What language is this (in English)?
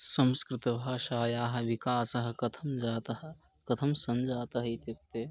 Sanskrit